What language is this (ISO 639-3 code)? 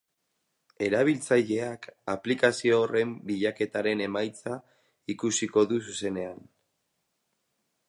eus